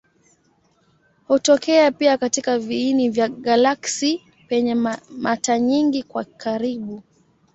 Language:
Swahili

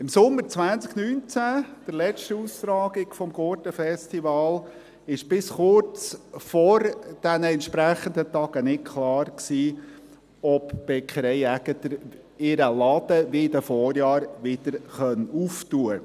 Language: Swiss German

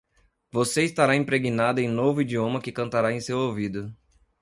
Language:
Portuguese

